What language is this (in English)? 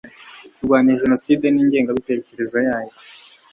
Kinyarwanda